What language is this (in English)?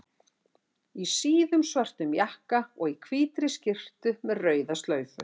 Icelandic